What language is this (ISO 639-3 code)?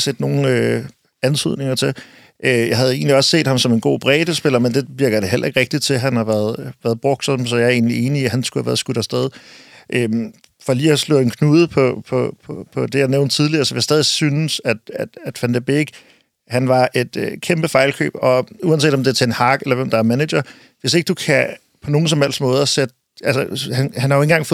dan